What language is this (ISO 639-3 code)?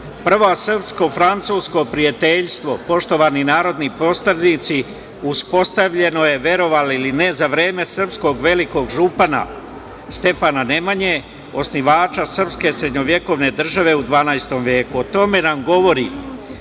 srp